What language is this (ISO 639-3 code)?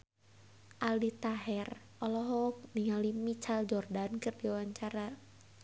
sun